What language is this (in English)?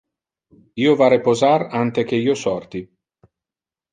Interlingua